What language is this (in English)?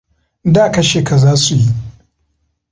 Hausa